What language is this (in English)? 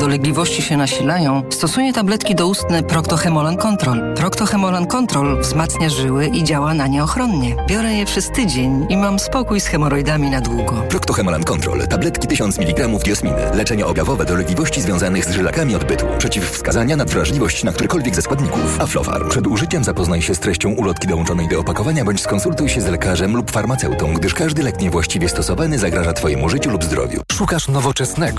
Polish